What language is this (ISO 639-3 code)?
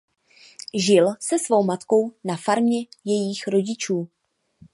ces